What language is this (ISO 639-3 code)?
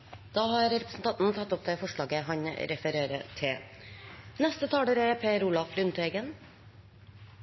nor